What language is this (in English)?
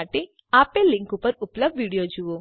Gujarati